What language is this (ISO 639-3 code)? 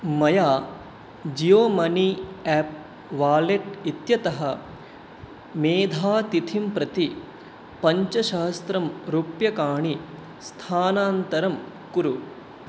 san